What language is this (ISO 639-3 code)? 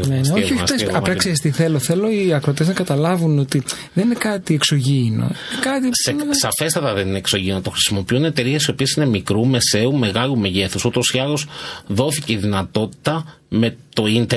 ell